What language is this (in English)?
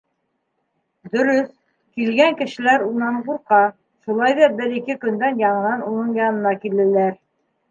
Bashkir